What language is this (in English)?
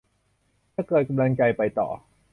Thai